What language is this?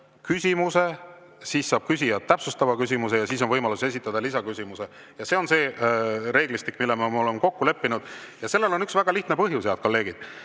Estonian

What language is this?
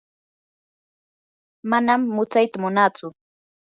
Yanahuanca Pasco Quechua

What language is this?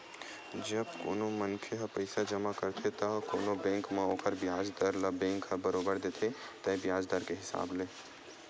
Chhattisgarhi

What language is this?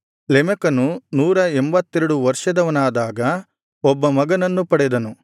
Kannada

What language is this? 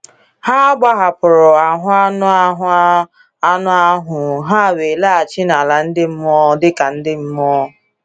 Igbo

